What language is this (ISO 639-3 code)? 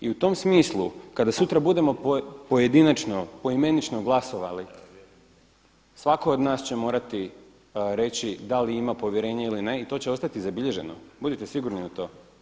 hrv